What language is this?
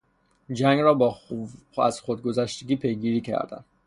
Persian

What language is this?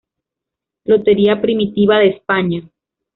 Spanish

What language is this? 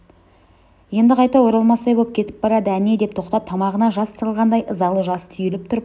Kazakh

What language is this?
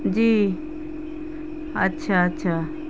Urdu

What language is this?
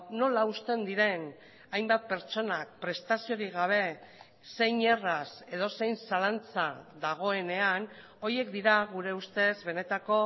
Basque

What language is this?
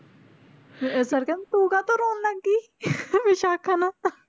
Punjabi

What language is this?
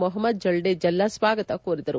Kannada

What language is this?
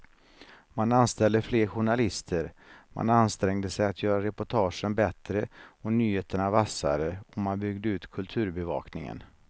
Swedish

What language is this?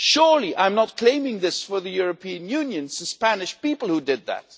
English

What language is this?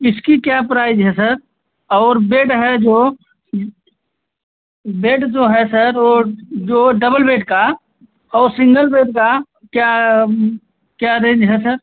Hindi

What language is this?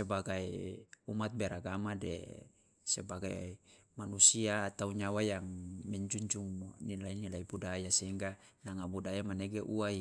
Loloda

